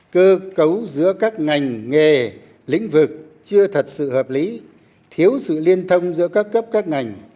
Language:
Vietnamese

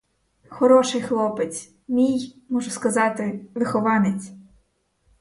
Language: Ukrainian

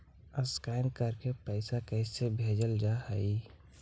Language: Magahi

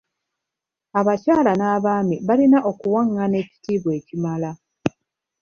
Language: Ganda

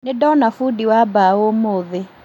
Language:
Kikuyu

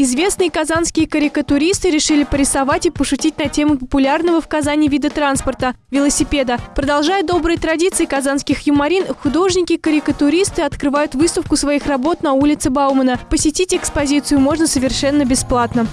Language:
Russian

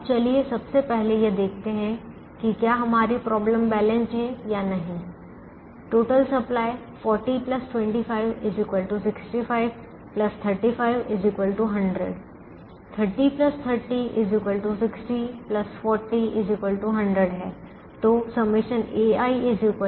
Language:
Hindi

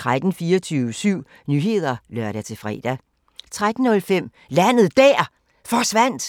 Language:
Danish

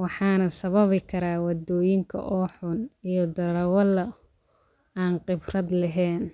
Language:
Somali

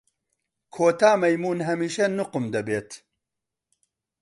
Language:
Central Kurdish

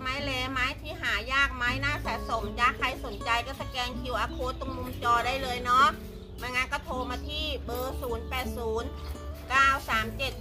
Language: Thai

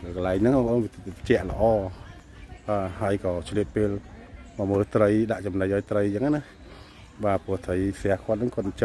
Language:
Vietnamese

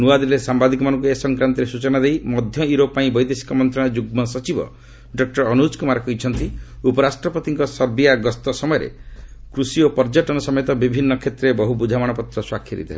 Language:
Odia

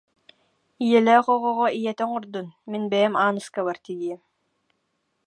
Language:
Yakut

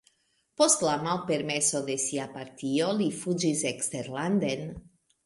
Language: Esperanto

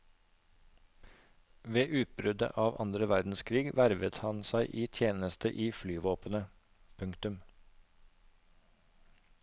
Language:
Norwegian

